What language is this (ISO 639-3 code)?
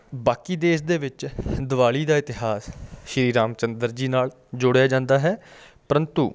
pan